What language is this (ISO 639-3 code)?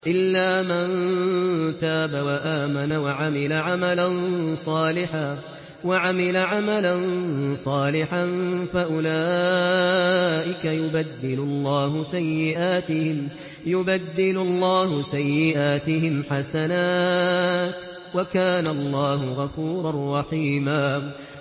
ara